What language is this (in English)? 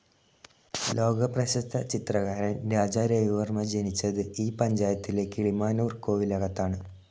Malayalam